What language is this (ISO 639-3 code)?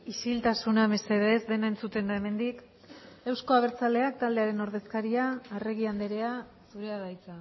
eus